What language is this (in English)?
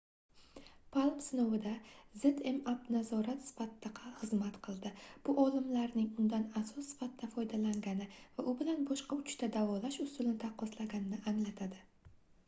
Uzbek